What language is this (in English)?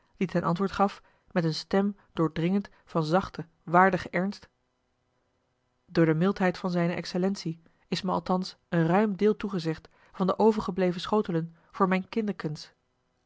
Dutch